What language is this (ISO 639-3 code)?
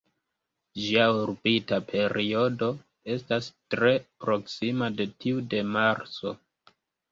epo